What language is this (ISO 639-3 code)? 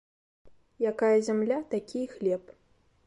bel